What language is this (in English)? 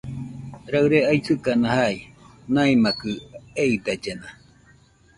Nüpode Huitoto